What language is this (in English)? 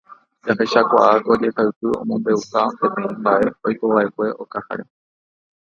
Guarani